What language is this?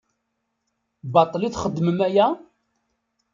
Kabyle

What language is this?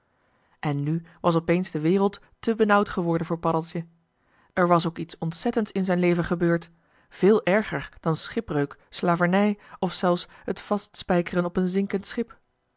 Dutch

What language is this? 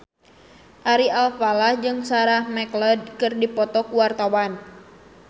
Sundanese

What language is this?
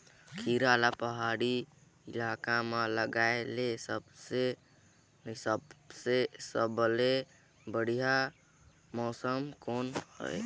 Chhattisgarhi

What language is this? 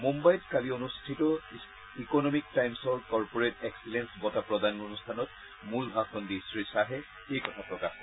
Assamese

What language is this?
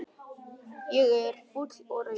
Icelandic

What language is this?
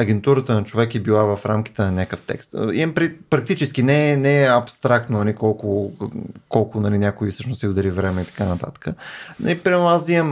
Bulgarian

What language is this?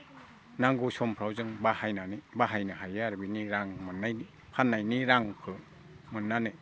Bodo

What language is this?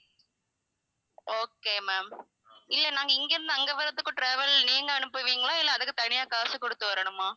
Tamil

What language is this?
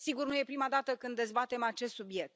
Romanian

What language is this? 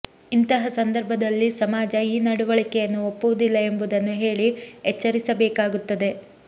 Kannada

